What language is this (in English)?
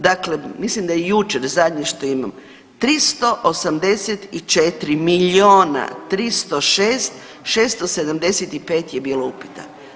Croatian